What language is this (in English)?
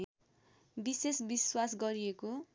Nepali